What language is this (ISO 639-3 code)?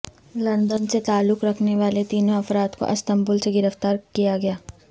urd